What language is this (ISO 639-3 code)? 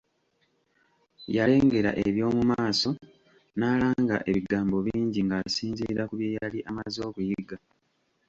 lug